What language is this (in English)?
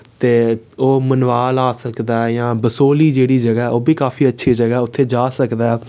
Dogri